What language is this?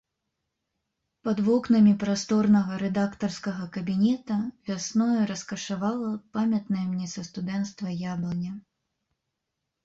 Belarusian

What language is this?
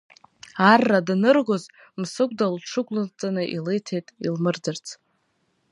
Abkhazian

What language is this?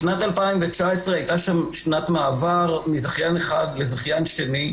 Hebrew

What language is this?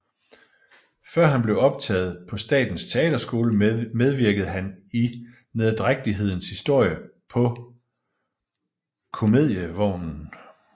Danish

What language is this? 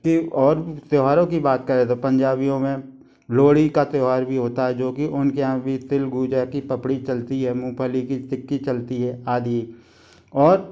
Hindi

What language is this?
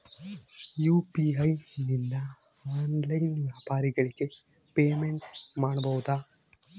Kannada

